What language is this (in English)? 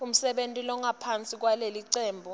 Swati